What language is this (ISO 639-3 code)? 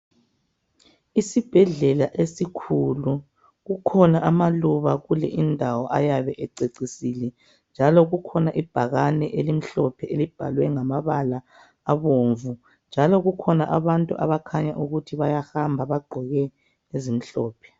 nde